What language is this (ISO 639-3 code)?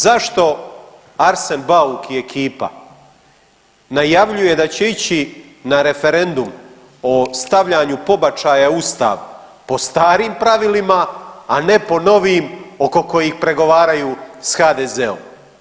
hrv